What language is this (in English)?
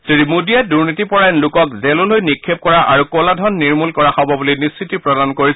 Assamese